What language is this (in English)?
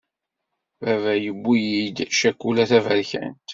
Kabyle